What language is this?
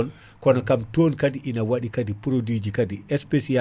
Fula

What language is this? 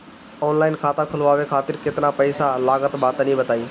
Bhojpuri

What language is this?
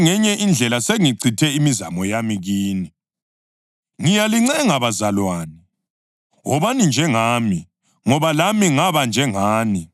North Ndebele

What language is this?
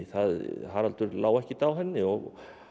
Icelandic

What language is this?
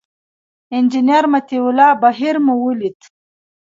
Pashto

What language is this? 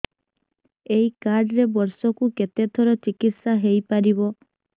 Odia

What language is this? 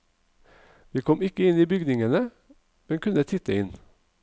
Norwegian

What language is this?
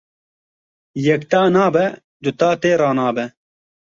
Kurdish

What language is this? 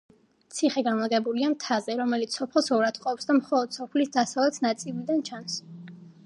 Georgian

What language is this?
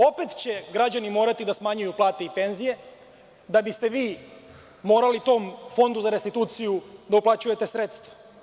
Serbian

